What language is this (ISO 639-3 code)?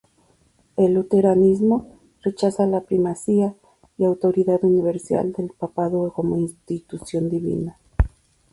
spa